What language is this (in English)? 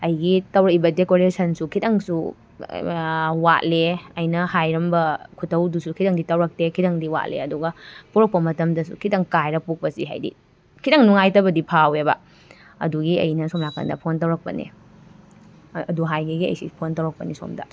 Manipuri